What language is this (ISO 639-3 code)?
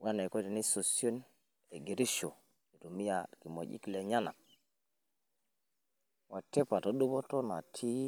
mas